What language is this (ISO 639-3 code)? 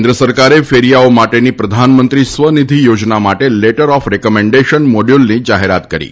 guj